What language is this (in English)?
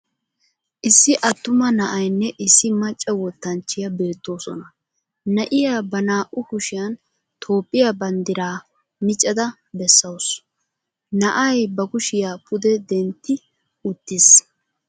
Wolaytta